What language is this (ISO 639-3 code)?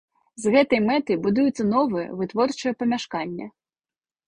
bel